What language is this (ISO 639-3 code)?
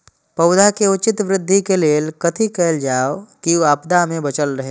mai